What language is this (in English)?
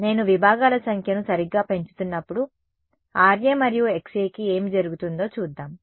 Telugu